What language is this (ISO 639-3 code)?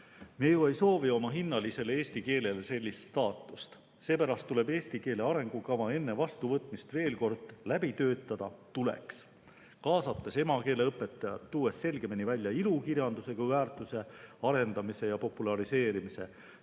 est